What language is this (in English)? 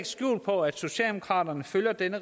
Danish